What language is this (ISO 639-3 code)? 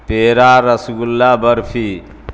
urd